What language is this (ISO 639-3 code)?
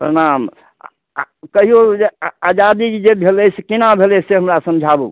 mai